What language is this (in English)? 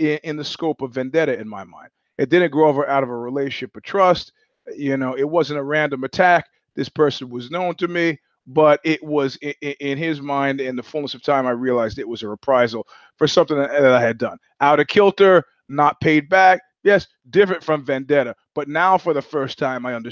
English